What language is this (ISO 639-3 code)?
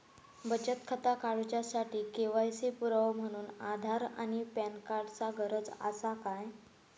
mar